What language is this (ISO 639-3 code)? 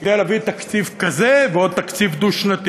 heb